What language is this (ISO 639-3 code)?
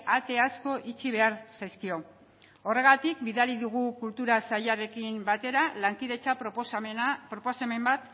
eus